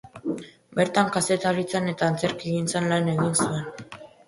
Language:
Basque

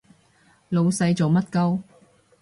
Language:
Cantonese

